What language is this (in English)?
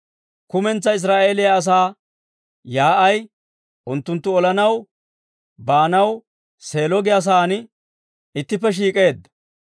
Dawro